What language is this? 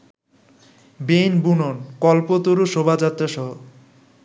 Bangla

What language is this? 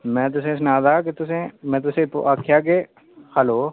Dogri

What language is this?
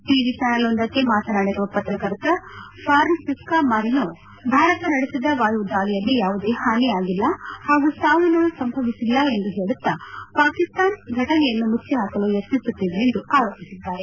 Kannada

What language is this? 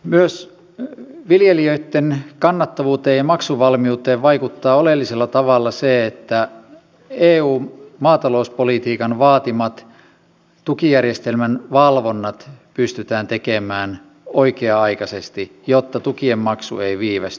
Finnish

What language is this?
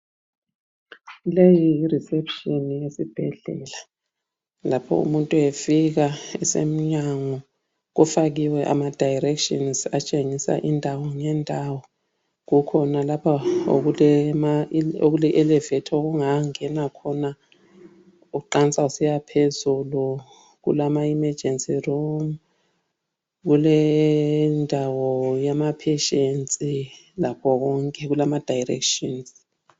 North Ndebele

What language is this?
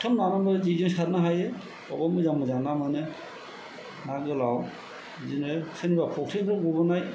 Bodo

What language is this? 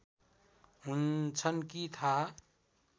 Nepali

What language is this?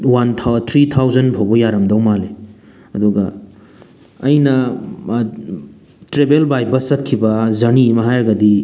Manipuri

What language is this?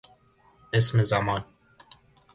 Persian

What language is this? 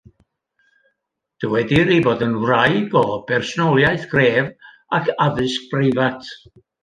Welsh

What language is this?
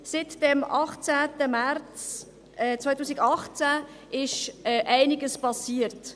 Swiss German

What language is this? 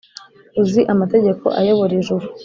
Kinyarwanda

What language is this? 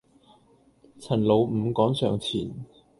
Cantonese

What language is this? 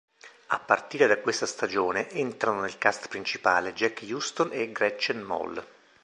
Italian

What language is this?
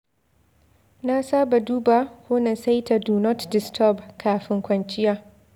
Hausa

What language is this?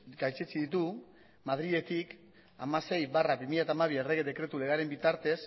Basque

